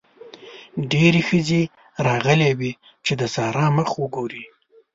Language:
Pashto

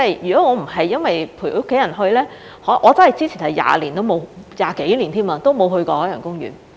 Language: Cantonese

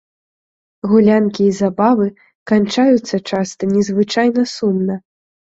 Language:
Belarusian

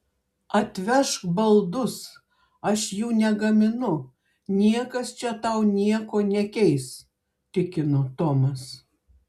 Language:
Lithuanian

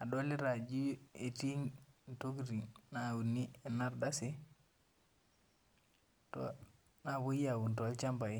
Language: Masai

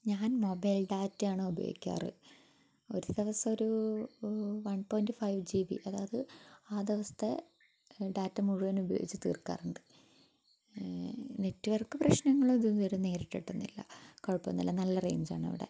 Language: Malayalam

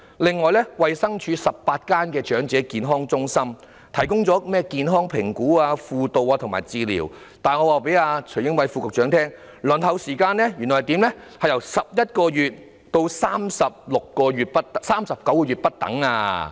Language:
Cantonese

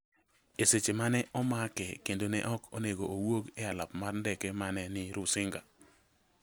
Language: Luo (Kenya and Tanzania)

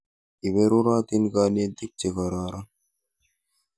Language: Kalenjin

